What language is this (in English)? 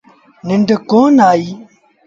Sindhi Bhil